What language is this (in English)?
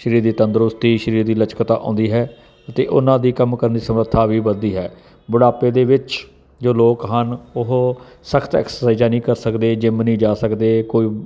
Punjabi